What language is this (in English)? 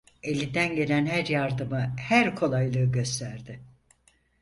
Turkish